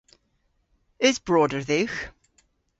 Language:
Cornish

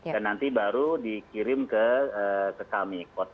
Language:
Indonesian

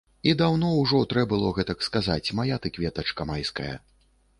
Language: Belarusian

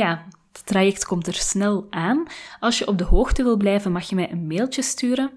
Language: Dutch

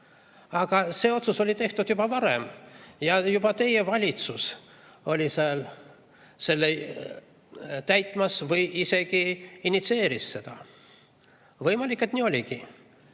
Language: Estonian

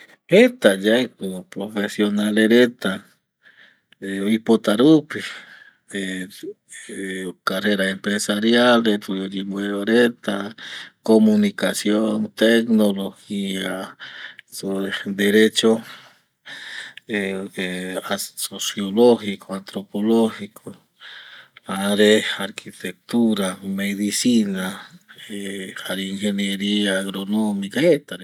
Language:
Eastern Bolivian Guaraní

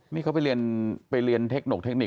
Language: Thai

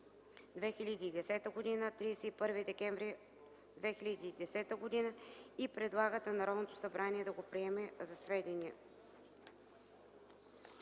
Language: Bulgarian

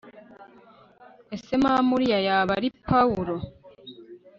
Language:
Kinyarwanda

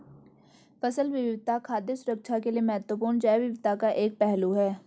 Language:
Hindi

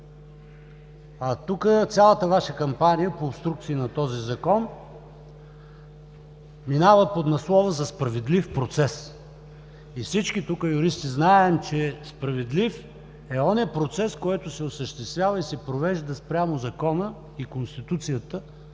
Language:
Bulgarian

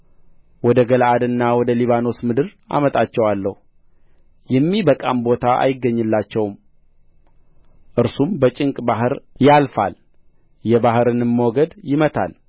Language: Amharic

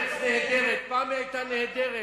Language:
Hebrew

